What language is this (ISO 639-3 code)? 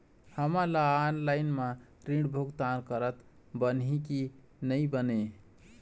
hne